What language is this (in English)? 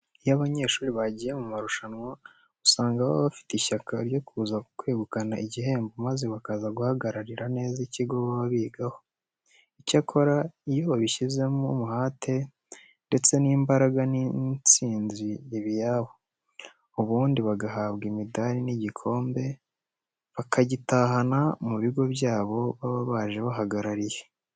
Kinyarwanda